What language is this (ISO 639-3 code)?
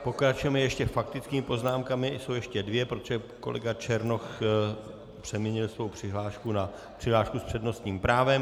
ces